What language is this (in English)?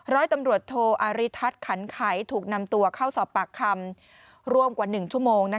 Thai